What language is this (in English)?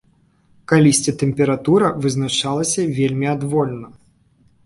Belarusian